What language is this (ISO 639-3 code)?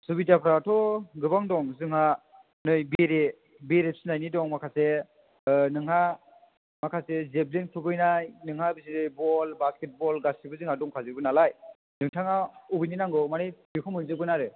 brx